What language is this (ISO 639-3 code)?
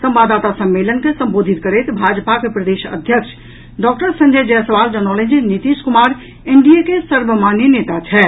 mai